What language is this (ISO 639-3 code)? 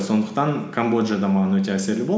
kaz